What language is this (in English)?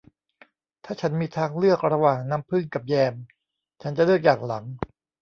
Thai